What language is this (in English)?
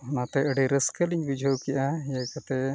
Santali